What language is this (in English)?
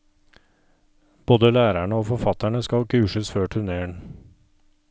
Norwegian